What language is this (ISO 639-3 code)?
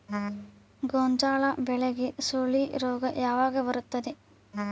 kan